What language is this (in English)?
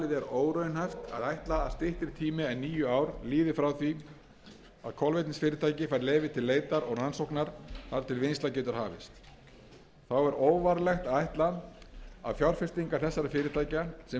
Icelandic